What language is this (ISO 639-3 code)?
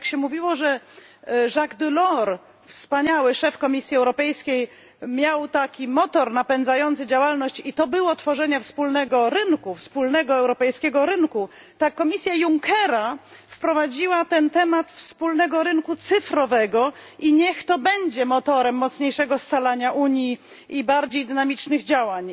pol